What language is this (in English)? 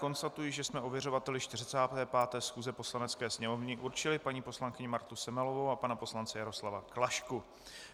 Czech